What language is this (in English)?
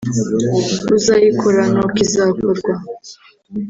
Kinyarwanda